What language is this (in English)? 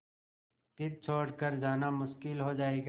Hindi